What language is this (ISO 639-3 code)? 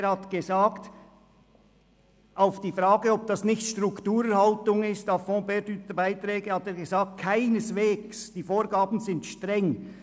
gsw